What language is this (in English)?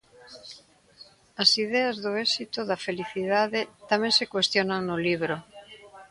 Galician